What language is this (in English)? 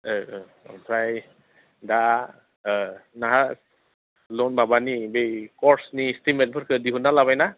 Bodo